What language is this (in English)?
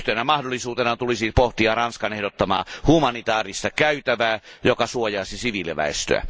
Finnish